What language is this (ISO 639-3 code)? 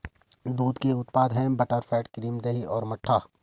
hin